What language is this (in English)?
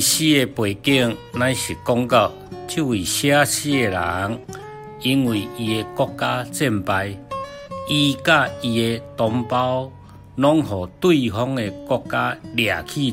Chinese